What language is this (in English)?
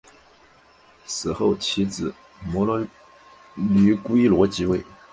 Chinese